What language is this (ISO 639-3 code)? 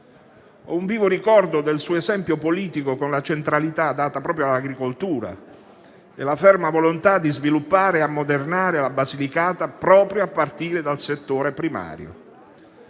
ita